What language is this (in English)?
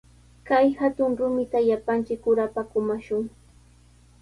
Sihuas Ancash Quechua